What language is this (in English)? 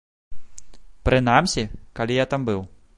Belarusian